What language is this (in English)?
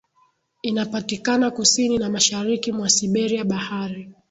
Swahili